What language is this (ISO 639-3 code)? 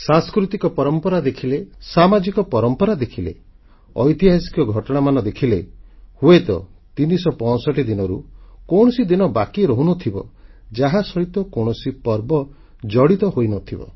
ori